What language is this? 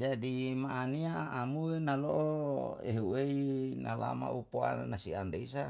Yalahatan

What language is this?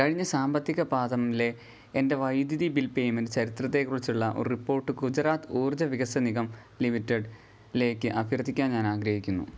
Malayalam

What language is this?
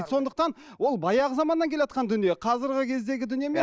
Kazakh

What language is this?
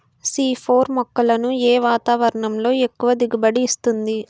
Telugu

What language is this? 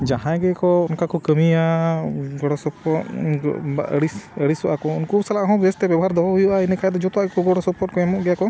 Santali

